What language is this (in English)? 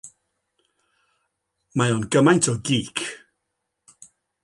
Welsh